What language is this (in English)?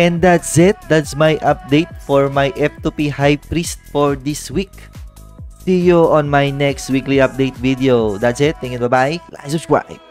Filipino